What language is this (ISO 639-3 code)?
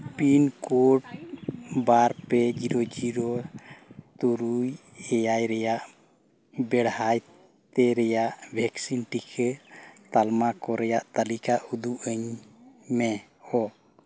sat